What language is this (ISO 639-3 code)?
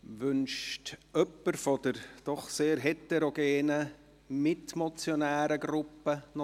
gsw